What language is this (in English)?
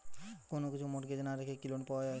Bangla